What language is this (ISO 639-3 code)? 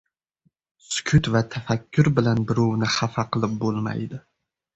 uzb